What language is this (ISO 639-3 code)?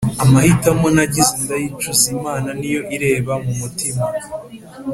kin